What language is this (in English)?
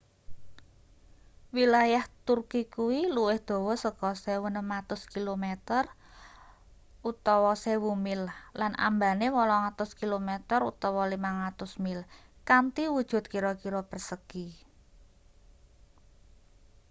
Javanese